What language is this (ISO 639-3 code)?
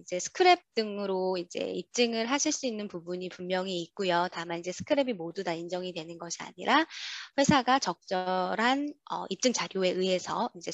kor